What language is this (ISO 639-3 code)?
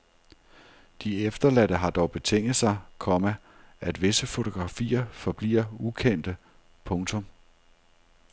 dan